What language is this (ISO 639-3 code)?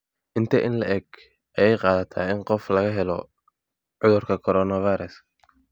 som